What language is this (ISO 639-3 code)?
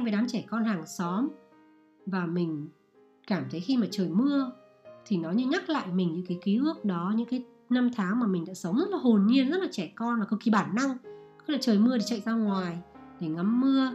vie